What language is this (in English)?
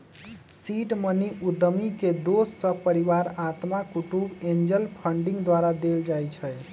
Magahi